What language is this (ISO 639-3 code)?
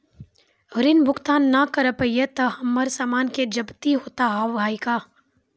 mai